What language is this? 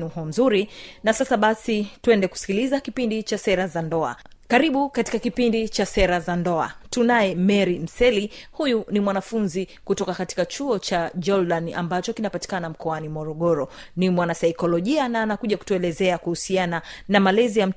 Swahili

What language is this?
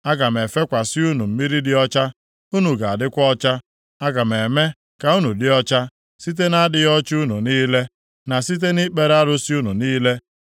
Igbo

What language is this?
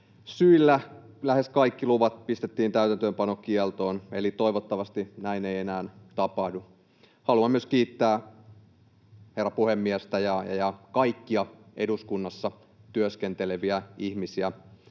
Finnish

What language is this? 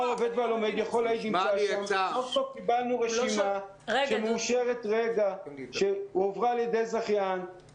Hebrew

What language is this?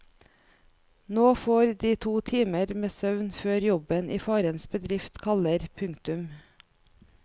Norwegian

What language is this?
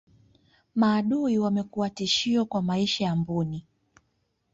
Swahili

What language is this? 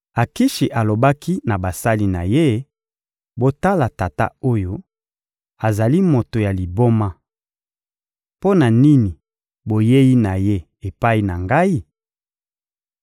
Lingala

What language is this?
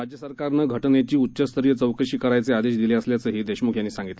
Marathi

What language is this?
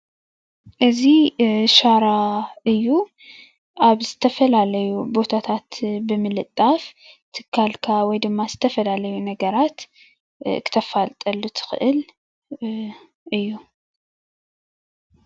Tigrinya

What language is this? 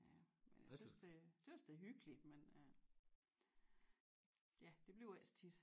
Danish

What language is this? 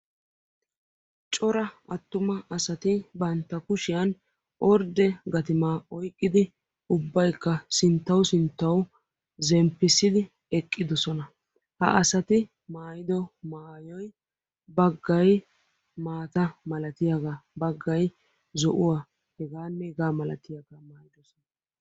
Wolaytta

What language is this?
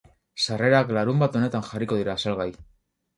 Basque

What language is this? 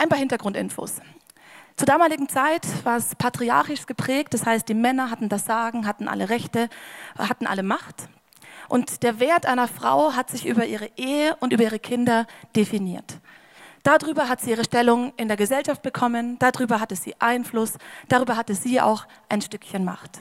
German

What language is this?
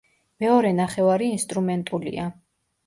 Georgian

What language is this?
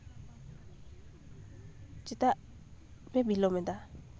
Santali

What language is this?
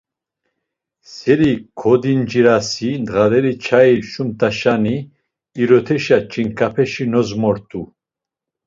Laz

